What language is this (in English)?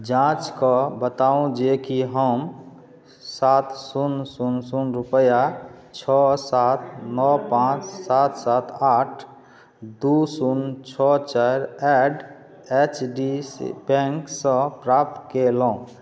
Maithili